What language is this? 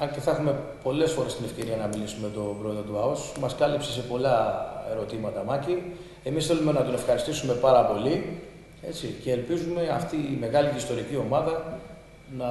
Greek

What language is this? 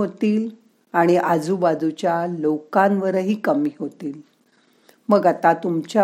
Marathi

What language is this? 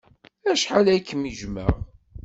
Kabyle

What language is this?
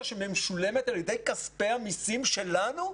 Hebrew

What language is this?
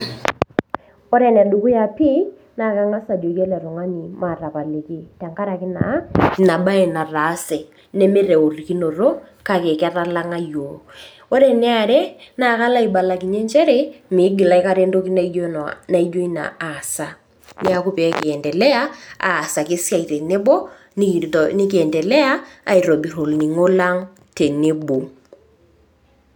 Masai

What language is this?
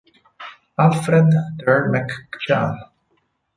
Italian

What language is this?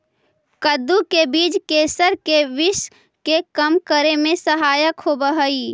Magahi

